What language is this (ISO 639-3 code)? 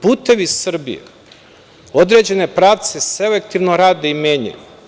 srp